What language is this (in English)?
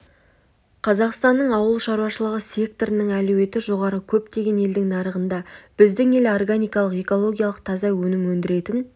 Kazakh